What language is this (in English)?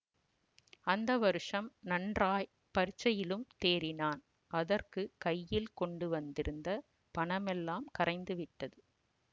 Tamil